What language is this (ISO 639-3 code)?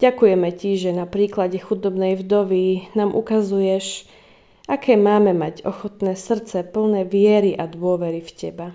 slk